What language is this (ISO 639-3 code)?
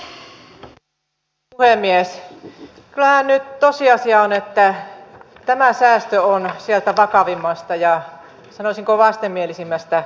fin